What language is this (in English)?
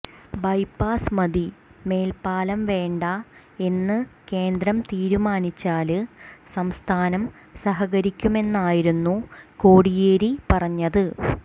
Malayalam